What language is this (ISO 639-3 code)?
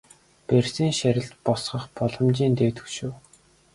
mon